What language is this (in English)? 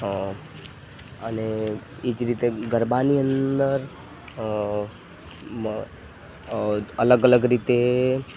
Gujarati